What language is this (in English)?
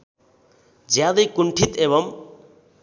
Nepali